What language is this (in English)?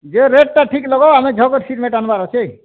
Odia